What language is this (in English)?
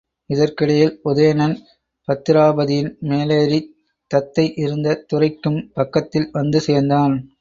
Tamil